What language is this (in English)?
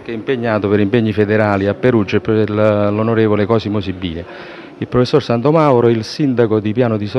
Italian